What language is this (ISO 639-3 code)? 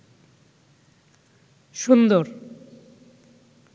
ben